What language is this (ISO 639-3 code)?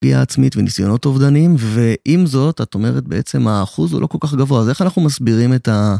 heb